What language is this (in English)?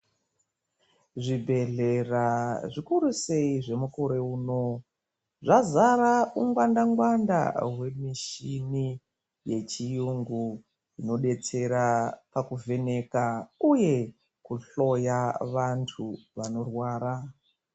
Ndau